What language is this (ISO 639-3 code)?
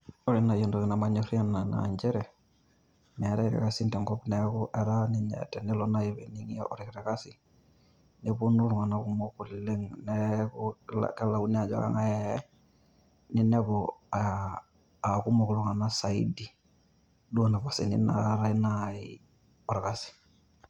mas